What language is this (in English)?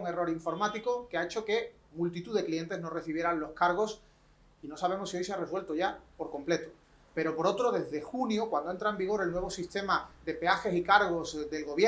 Spanish